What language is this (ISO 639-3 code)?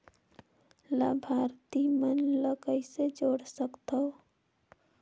hne